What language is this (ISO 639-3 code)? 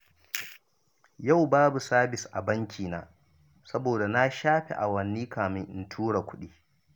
hau